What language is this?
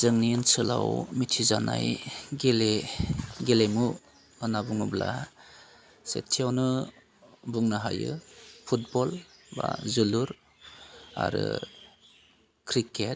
Bodo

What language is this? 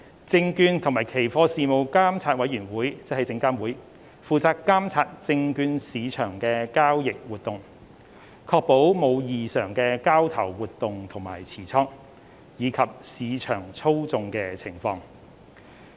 Cantonese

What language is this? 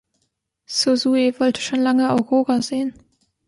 German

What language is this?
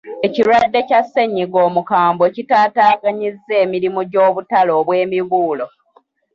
Ganda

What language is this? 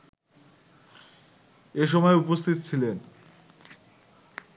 Bangla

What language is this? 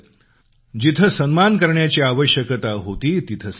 Marathi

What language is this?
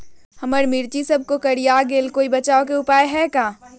Magahi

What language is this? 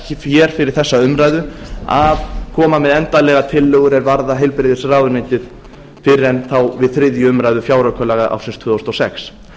Icelandic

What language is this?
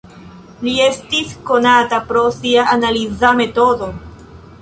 Esperanto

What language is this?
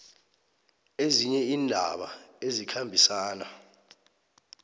South Ndebele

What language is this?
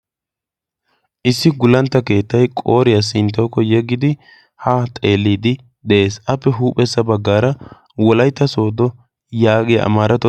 Wolaytta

